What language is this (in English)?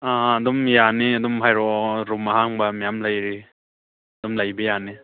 Manipuri